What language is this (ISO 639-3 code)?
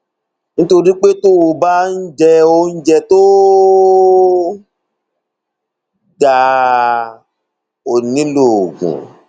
yor